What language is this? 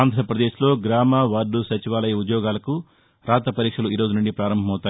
Telugu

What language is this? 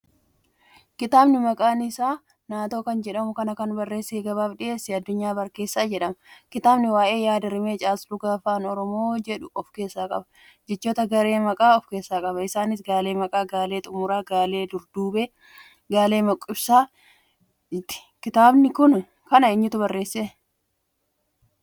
Oromo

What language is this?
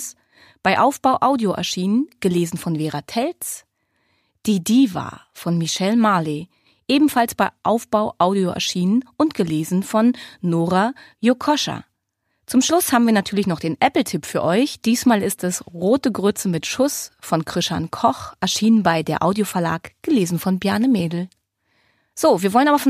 German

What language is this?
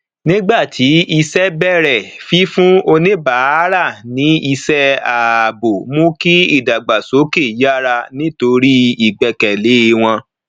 Yoruba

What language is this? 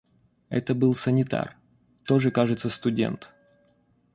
Russian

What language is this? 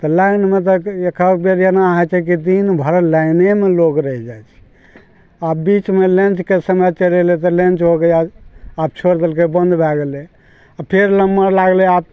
Maithili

